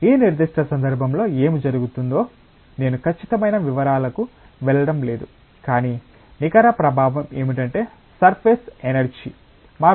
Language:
Telugu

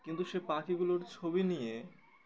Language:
Bangla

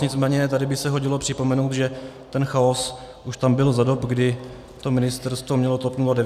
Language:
Czech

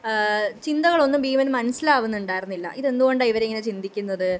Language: Malayalam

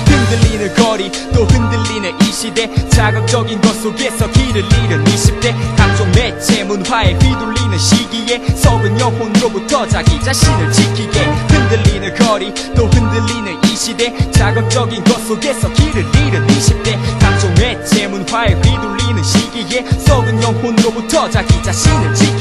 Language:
Korean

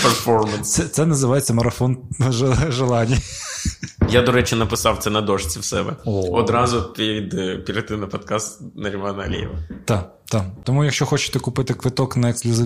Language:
Ukrainian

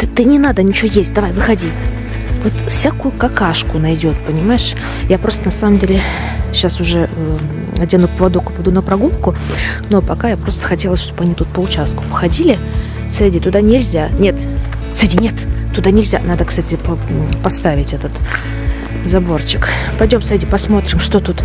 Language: Russian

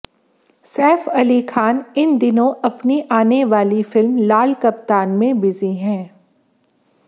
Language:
Hindi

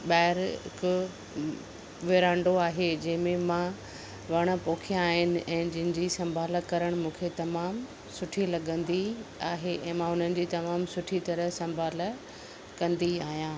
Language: Sindhi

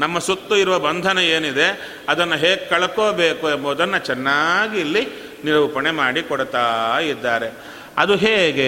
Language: Kannada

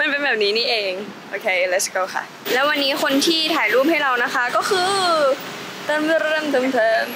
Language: Thai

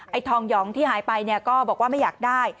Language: Thai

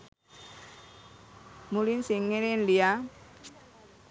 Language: Sinhala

